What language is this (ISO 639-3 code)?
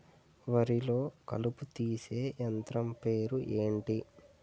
tel